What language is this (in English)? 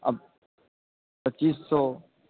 Urdu